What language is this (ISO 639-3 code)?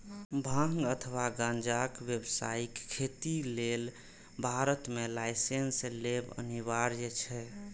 mai